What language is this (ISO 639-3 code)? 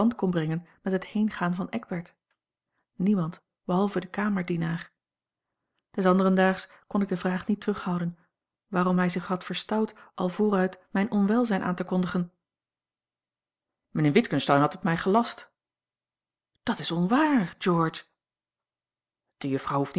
nld